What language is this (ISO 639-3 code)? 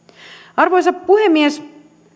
fin